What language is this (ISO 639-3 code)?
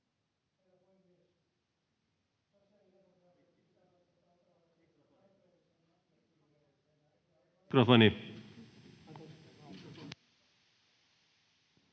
fin